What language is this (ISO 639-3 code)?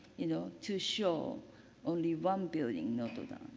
eng